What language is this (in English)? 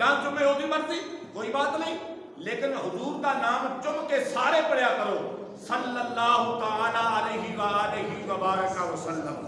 Punjabi